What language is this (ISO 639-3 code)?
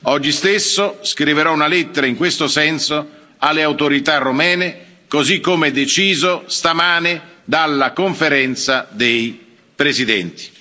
ita